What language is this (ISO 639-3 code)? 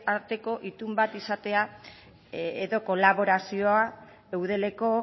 eus